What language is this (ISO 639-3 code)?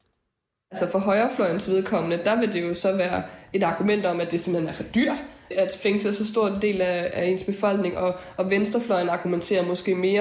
dan